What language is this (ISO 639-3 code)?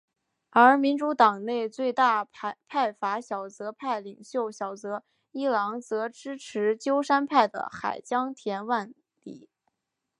zho